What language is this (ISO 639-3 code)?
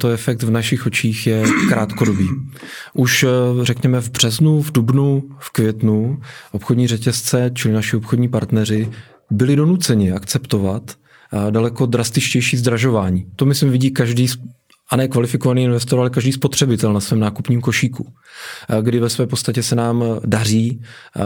ces